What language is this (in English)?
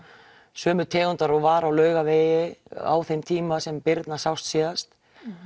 Icelandic